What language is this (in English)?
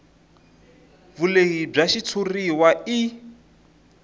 Tsonga